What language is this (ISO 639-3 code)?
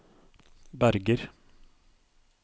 nor